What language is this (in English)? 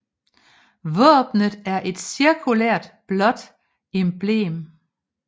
Danish